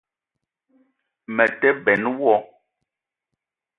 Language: Eton (Cameroon)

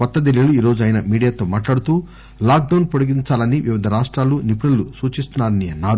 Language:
Telugu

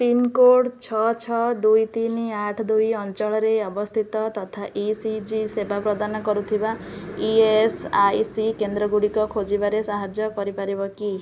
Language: Odia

